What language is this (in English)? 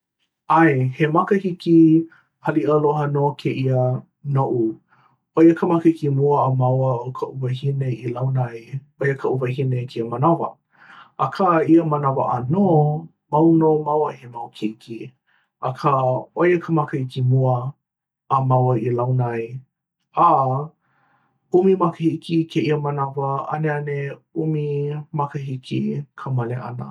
Hawaiian